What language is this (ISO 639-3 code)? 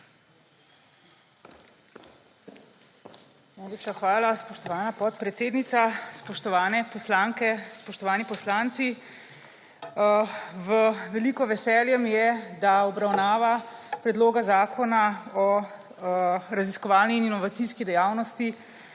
slv